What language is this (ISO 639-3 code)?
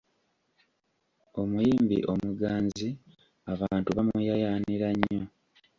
lug